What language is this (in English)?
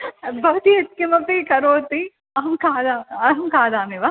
Sanskrit